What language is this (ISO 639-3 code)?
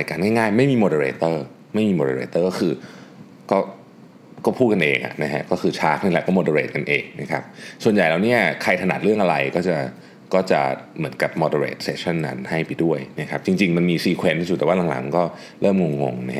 tha